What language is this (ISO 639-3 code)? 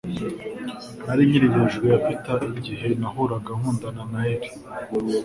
kin